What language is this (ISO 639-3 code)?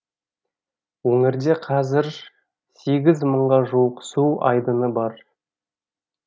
kaz